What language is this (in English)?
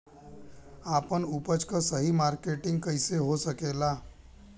Bhojpuri